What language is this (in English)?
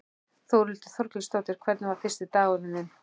Icelandic